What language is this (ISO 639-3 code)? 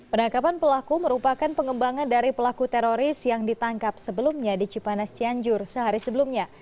ind